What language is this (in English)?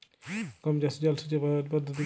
Bangla